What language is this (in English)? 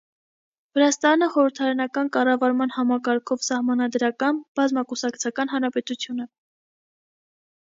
Armenian